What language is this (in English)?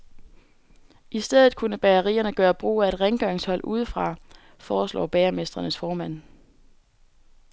Danish